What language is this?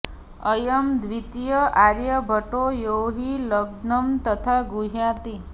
Sanskrit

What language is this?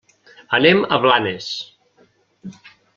Catalan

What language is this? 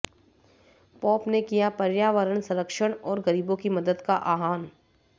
Hindi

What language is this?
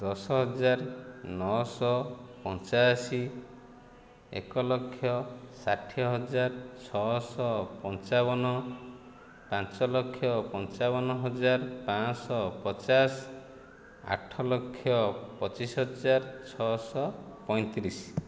Odia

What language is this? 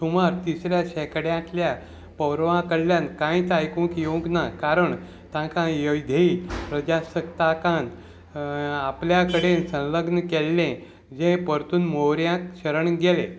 Konkani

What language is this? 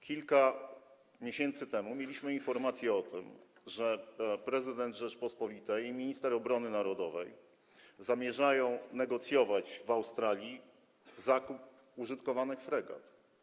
Polish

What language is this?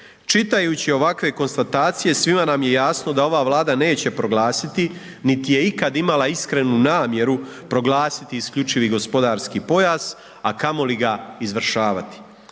Croatian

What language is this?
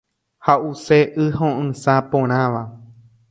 Guarani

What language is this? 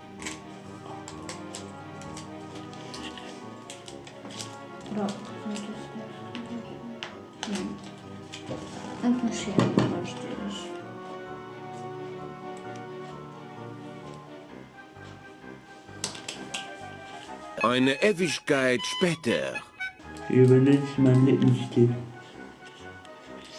German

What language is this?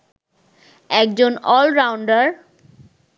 Bangla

